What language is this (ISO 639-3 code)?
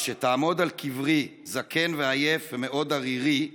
heb